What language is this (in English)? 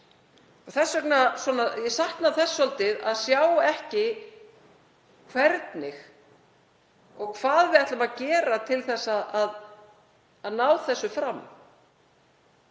Icelandic